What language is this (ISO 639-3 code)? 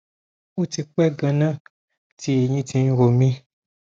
yor